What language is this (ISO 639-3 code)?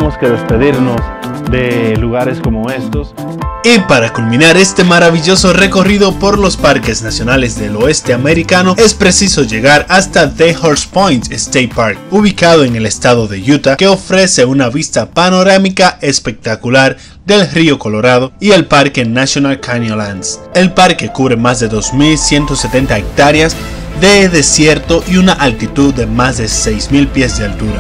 spa